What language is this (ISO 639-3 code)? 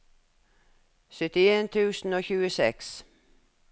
nor